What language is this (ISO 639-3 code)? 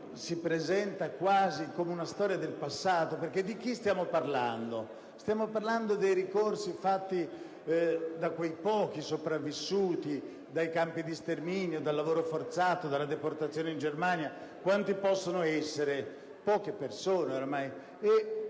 ita